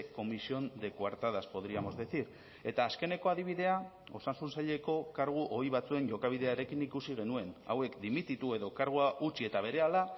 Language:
Basque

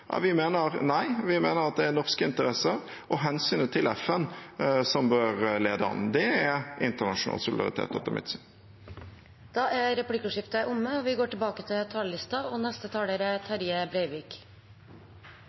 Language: Norwegian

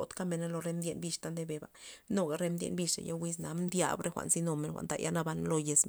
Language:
Loxicha Zapotec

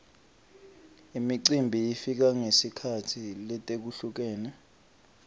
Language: Swati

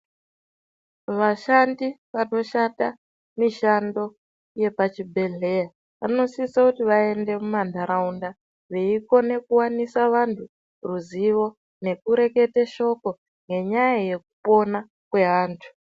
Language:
Ndau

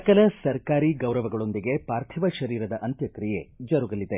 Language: Kannada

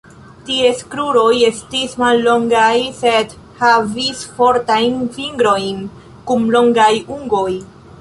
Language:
Esperanto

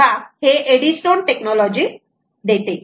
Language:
Marathi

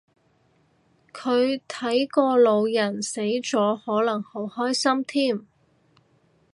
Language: Cantonese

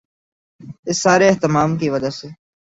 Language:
Urdu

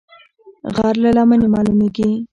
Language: Pashto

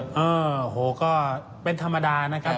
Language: Thai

